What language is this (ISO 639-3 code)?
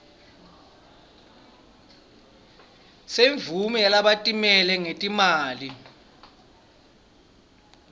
ssw